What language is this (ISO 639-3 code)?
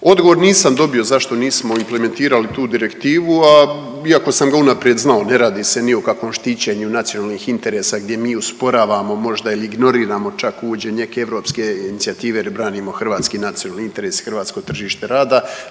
hrv